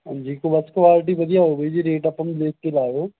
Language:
Punjabi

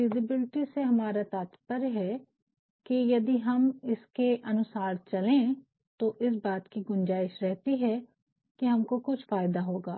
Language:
Hindi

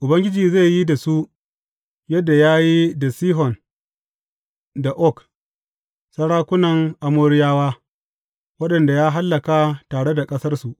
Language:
Hausa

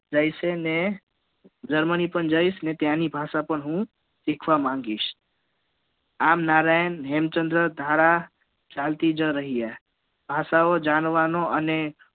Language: Gujarati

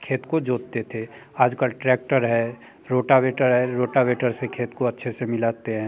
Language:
Hindi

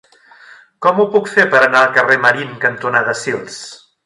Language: Catalan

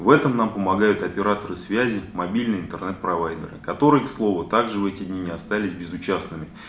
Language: Russian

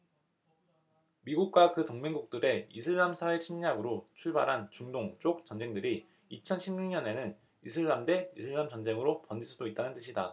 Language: Korean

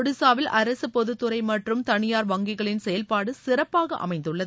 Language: Tamil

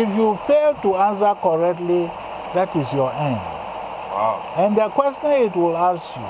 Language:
English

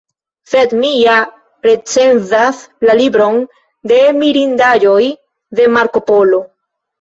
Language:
Esperanto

